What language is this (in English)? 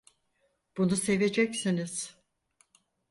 Turkish